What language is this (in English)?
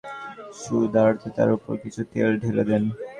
Bangla